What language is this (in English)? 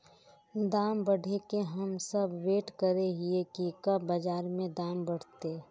Magahi